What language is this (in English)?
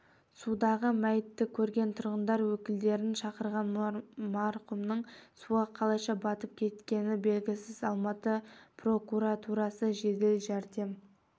Kazakh